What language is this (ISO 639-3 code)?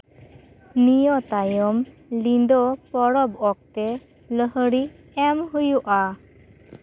sat